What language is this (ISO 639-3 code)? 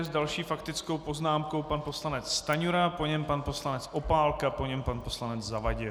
ces